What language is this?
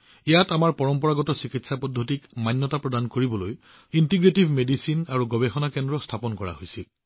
Assamese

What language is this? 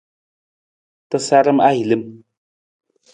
Nawdm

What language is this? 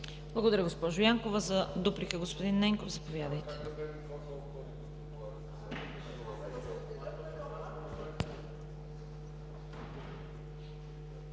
Bulgarian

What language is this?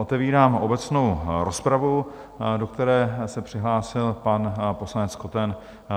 Czech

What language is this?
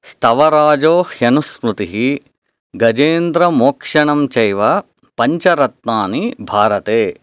Sanskrit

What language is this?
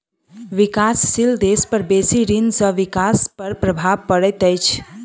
Maithili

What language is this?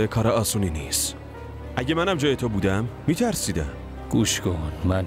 Persian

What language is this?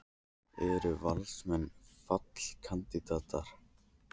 Icelandic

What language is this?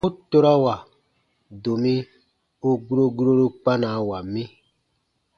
Baatonum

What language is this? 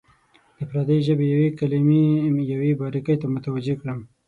Pashto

